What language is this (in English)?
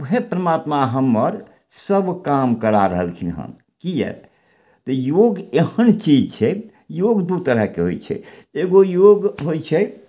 Maithili